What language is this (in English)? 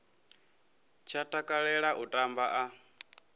Venda